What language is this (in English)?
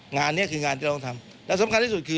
Thai